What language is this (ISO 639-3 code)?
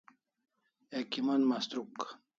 kls